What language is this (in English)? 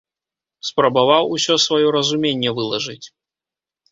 Belarusian